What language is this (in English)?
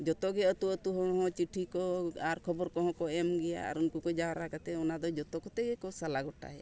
Santali